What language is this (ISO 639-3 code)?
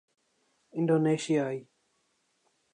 urd